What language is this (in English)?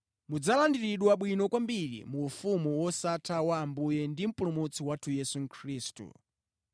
Nyanja